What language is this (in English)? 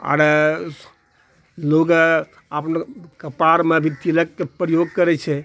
Maithili